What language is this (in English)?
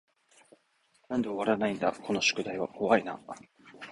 Japanese